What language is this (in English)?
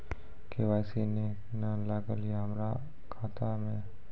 Maithili